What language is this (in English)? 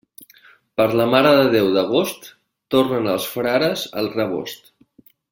Catalan